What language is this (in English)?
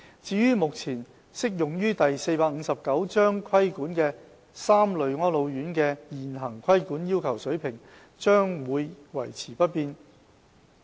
Cantonese